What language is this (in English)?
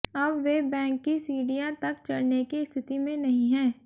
Hindi